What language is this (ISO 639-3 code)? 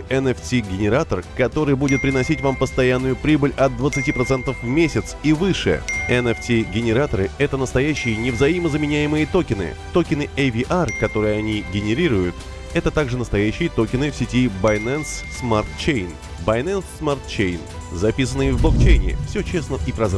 rus